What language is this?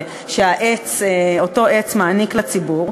Hebrew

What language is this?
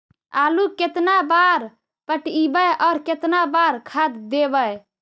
Magahi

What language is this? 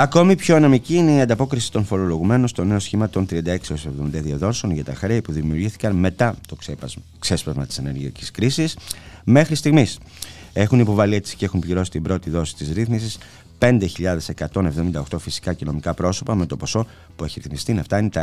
Greek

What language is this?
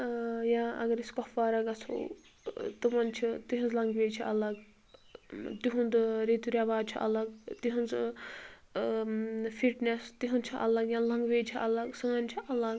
Kashmiri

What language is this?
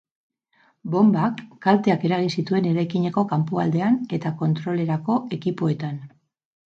Basque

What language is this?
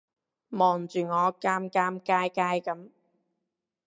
Cantonese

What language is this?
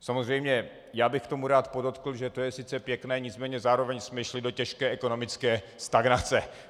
Czech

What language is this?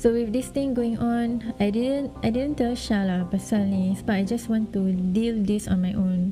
Malay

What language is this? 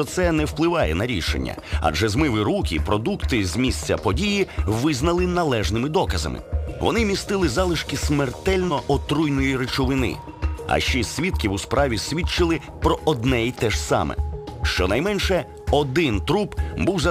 Ukrainian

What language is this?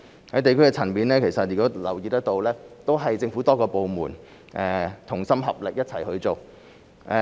Cantonese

